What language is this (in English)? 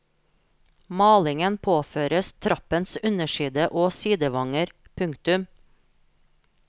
Norwegian